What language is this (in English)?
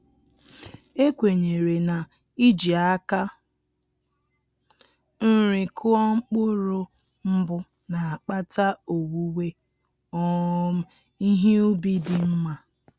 Igbo